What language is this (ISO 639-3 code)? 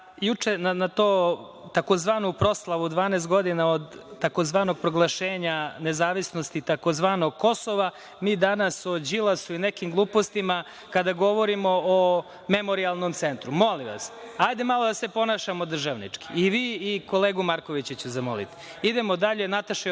srp